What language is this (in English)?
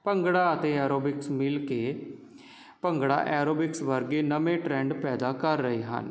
Punjabi